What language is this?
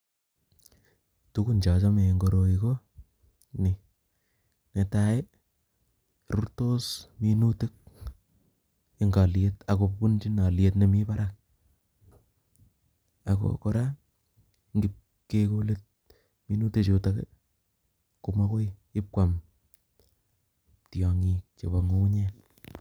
Kalenjin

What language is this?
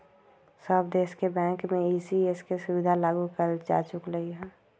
Magahi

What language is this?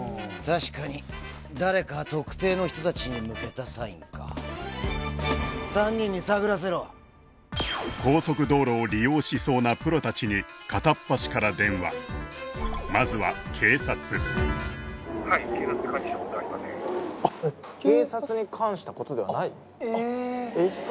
Japanese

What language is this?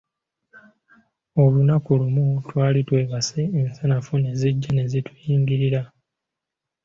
Ganda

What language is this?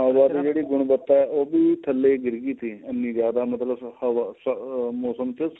Punjabi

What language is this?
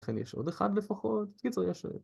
Hebrew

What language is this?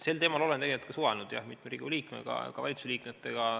Estonian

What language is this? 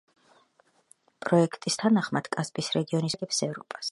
Georgian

